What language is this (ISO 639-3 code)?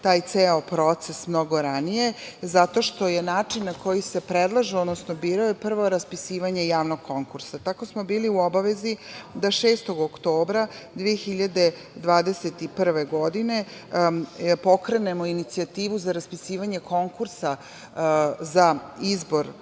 srp